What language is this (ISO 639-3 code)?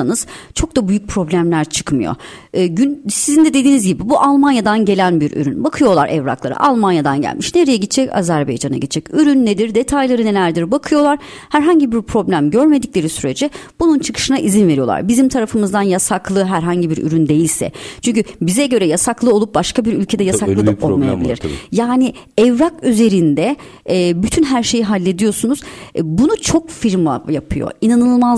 tur